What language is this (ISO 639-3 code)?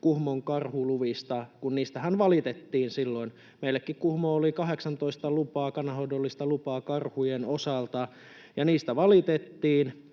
fin